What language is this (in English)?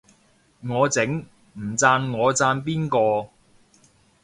Cantonese